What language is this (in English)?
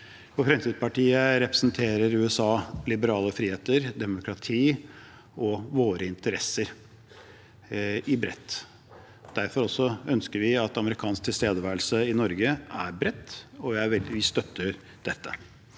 Norwegian